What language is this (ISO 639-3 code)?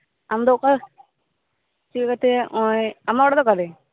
sat